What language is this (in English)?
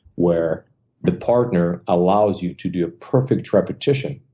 English